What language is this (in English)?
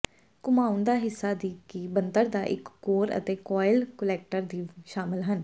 Punjabi